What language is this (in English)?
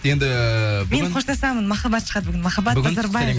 Kazakh